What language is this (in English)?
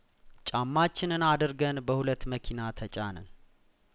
Amharic